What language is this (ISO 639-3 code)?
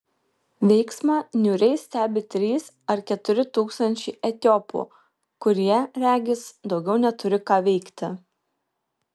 lit